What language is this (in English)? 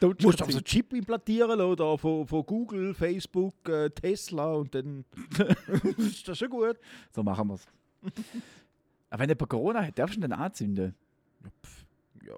German